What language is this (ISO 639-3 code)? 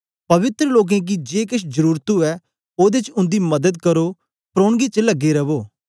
doi